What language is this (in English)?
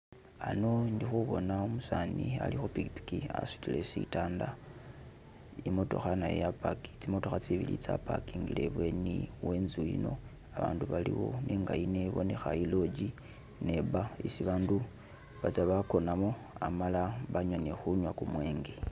Masaaba